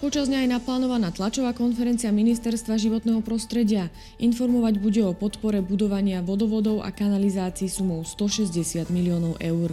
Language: Slovak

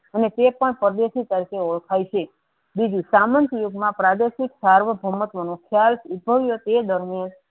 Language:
Gujarati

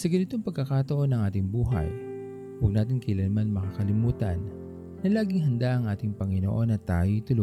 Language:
Filipino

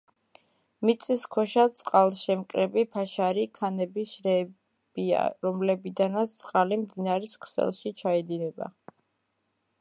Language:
Georgian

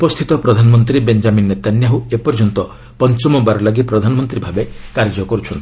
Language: Odia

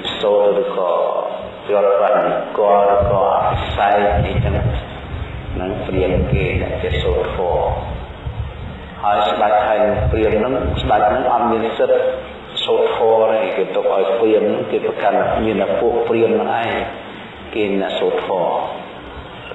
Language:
Vietnamese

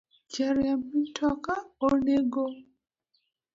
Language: Luo (Kenya and Tanzania)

